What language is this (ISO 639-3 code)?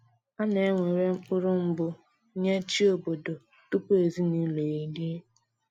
ibo